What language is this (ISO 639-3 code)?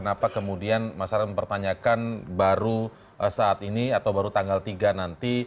ind